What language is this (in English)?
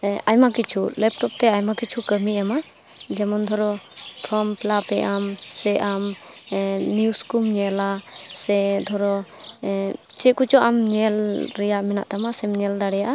Santali